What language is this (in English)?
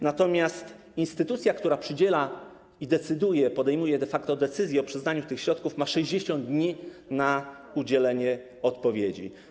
Polish